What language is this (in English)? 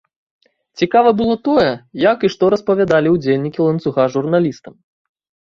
Belarusian